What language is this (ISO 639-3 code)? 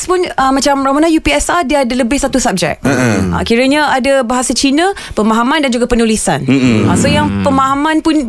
msa